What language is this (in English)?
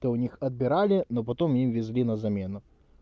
Russian